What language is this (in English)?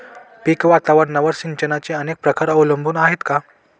Marathi